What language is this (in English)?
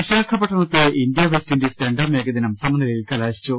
Malayalam